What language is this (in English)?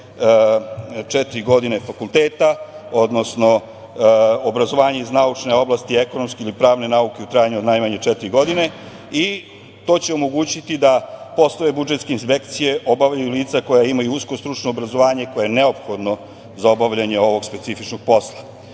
Serbian